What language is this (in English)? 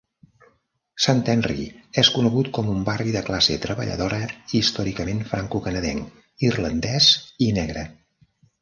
Catalan